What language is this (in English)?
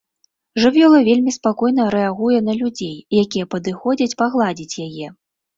Belarusian